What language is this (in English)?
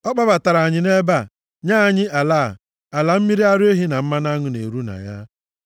Igbo